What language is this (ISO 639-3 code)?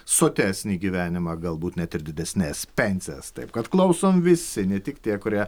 lit